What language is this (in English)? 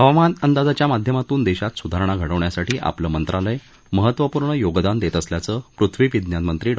Marathi